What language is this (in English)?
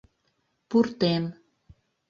Mari